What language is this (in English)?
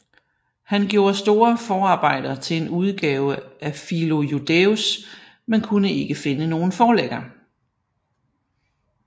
Danish